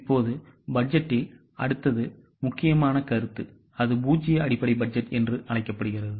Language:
Tamil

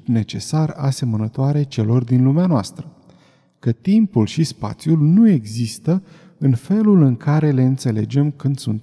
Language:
Romanian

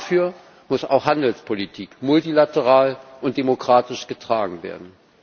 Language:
German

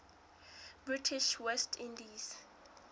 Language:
Southern Sotho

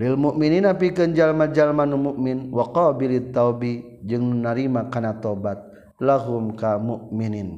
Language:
Malay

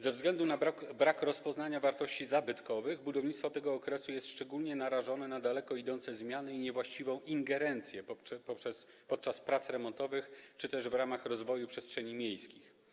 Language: Polish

